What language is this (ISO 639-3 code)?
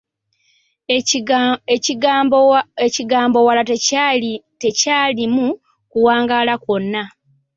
lug